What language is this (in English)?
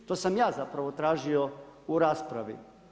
Croatian